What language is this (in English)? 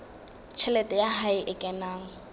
Southern Sotho